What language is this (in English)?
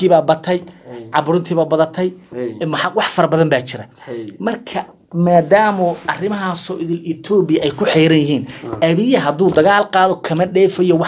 Arabic